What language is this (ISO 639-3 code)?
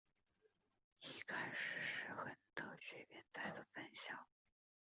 zho